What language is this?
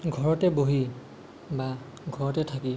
Assamese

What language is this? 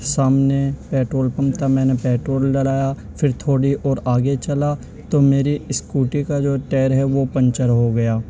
Urdu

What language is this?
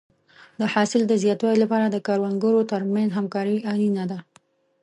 Pashto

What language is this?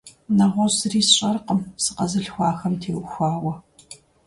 Kabardian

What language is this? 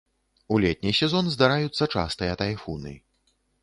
Belarusian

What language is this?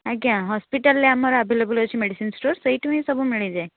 Odia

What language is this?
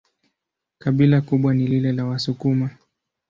Swahili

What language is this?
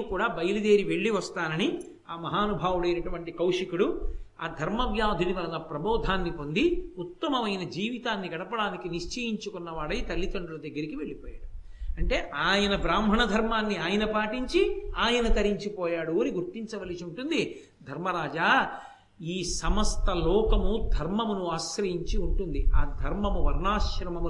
Telugu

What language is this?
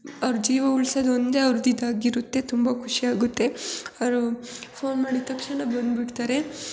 Kannada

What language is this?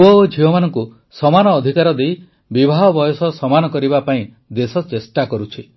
Odia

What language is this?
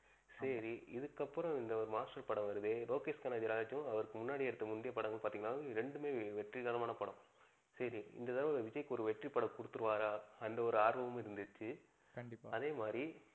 Tamil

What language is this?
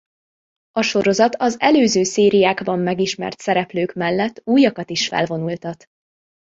Hungarian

